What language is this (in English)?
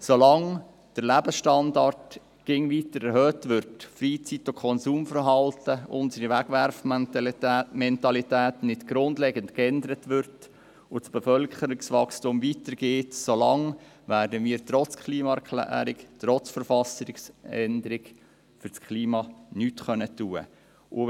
Swiss German